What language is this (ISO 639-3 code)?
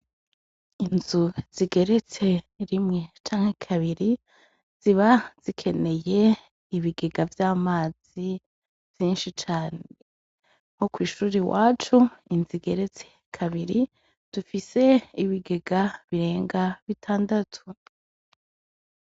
run